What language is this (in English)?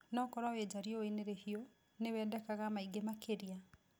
Kikuyu